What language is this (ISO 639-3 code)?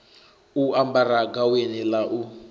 ven